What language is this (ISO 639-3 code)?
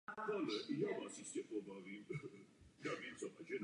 ces